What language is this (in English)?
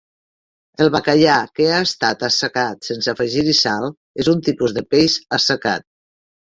Catalan